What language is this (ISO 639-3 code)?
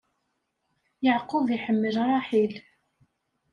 kab